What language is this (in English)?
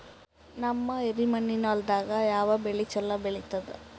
Kannada